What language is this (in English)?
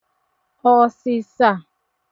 Igbo